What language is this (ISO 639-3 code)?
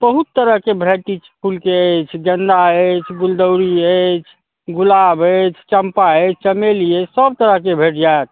mai